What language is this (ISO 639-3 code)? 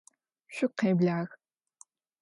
ady